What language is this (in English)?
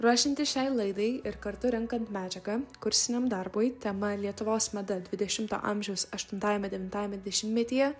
Lithuanian